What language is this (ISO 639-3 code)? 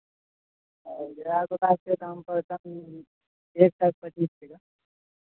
mai